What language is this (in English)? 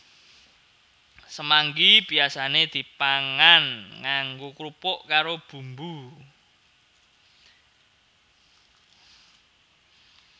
Javanese